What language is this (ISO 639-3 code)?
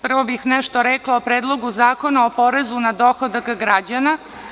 srp